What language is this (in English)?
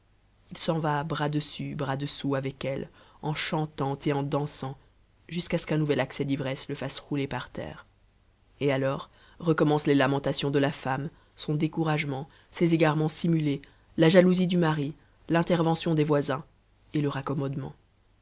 French